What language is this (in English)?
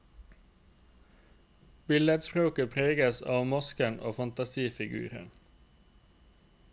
Norwegian